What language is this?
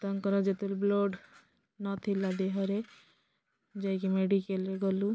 Odia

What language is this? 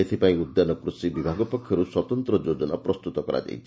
Odia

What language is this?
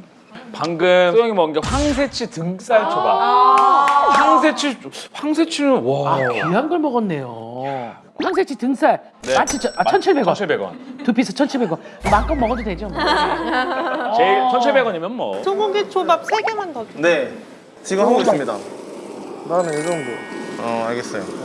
Korean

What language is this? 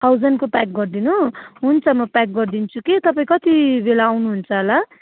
Nepali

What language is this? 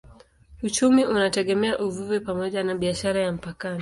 Swahili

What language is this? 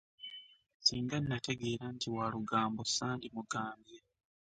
Ganda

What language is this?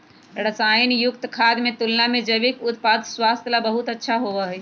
Magahi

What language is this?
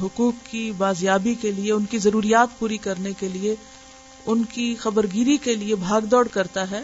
Urdu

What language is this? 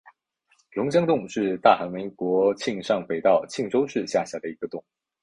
Chinese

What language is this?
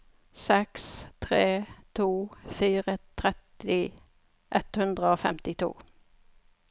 Norwegian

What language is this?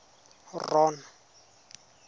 Tswana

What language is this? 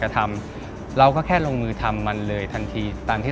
Thai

